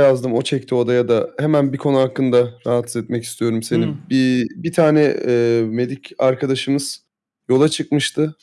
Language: Turkish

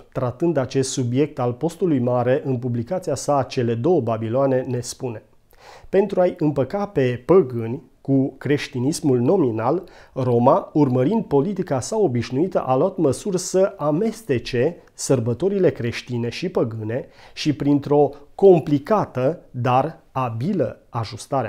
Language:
Romanian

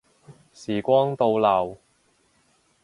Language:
Cantonese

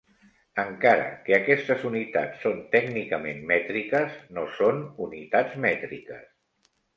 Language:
Catalan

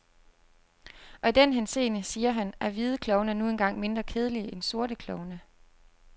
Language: Danish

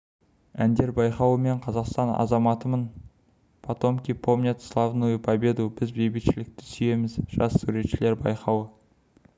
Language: Kazakh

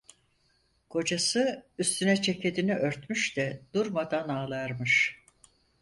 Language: Turkish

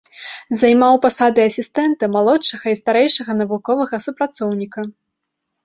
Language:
Belarusian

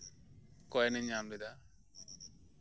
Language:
Santali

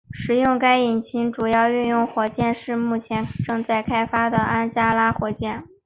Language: Chinese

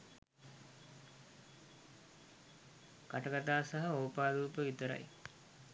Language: Sinhala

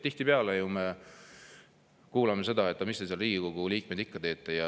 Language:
Estonian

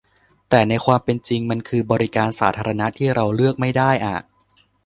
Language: Thai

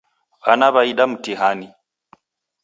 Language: Taita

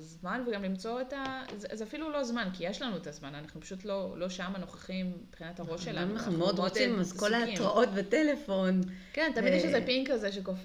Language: Hebrew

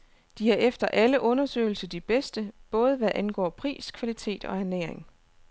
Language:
Danish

